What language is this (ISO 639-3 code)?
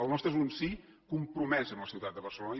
cat